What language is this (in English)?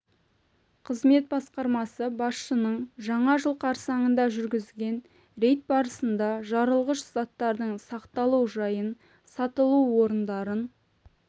Kazakh